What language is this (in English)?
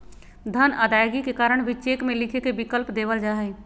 Magahi